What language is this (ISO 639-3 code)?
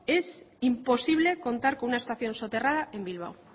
spa